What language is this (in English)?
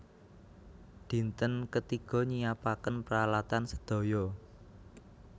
Javanese